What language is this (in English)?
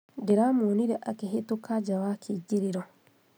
Kikuyu